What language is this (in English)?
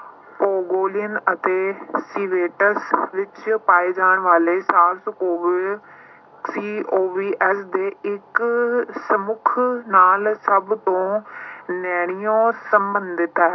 Punjabi